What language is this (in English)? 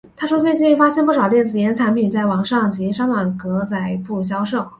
Chinese